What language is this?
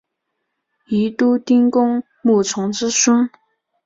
Chinese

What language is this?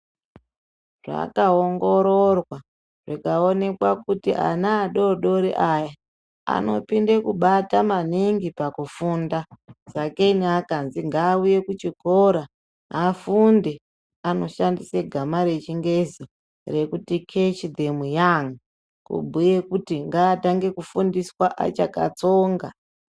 Ndau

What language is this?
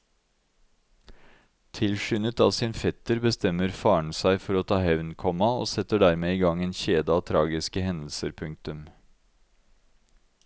Norwegian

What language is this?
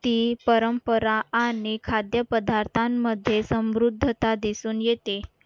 Marathi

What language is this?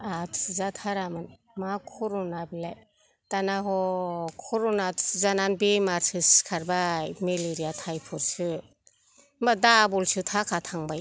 Bodo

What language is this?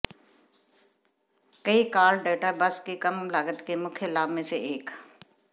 Hindi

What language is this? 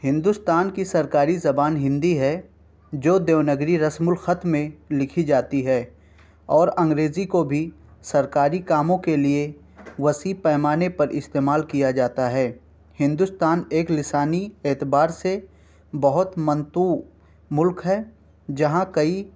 Urdu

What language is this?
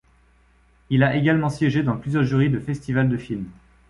French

